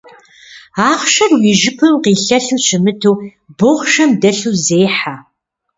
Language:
Kabardian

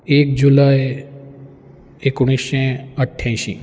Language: Konkani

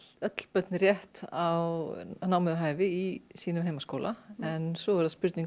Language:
Icelandic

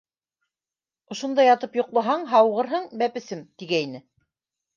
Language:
Bashkir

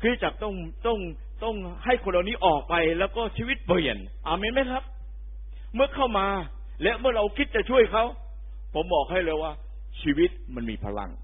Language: Thai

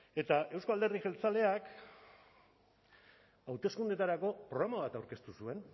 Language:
Basque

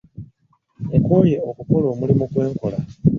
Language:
Ganda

